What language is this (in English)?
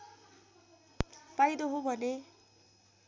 Nepali